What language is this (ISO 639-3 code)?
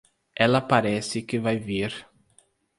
por